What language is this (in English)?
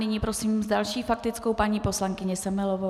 Czech